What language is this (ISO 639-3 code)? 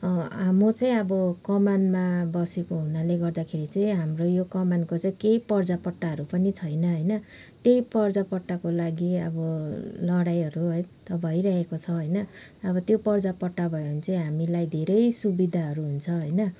nep